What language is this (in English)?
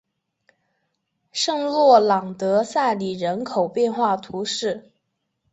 Chinese